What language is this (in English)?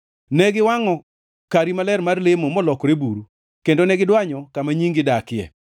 Luo (Kenya and Tanzania)